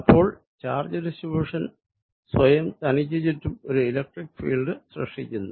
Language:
Malayalam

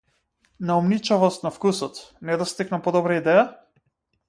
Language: Macedonian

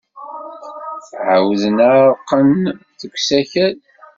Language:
Kabyle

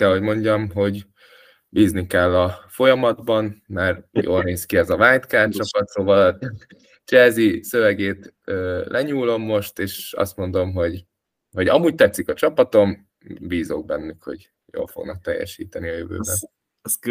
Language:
Hungarian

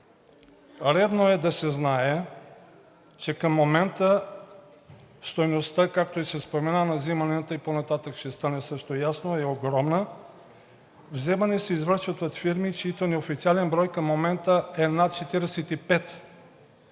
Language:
Bulgarian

